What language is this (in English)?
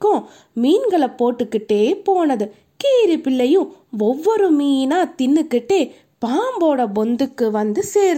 Tamil